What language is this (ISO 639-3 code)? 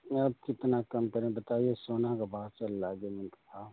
hin